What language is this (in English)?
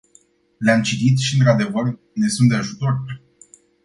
Romanian